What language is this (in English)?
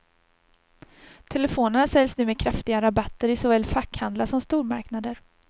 Swedish